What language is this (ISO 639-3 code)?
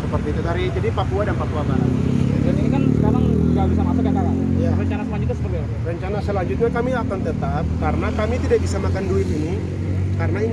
ind